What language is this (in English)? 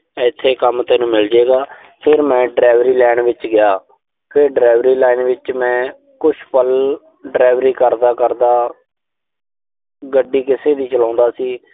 Punjabi